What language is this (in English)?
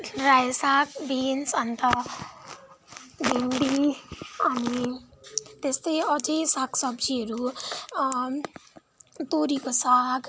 Nepali